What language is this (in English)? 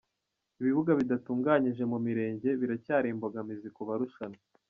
Kinyarwanda